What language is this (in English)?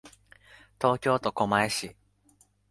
Japanese